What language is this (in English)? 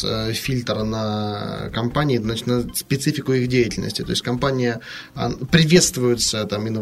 Russian